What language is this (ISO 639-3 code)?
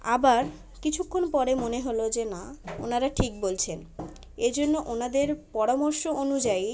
ben